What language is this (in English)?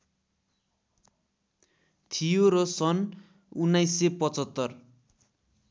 Nepali